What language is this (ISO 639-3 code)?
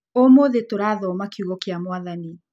kik